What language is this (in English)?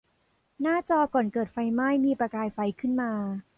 Thai